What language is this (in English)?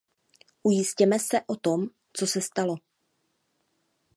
Czech